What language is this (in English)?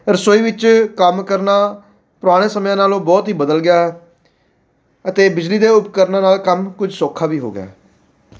Punjabi